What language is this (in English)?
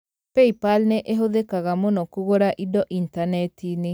Kikuyu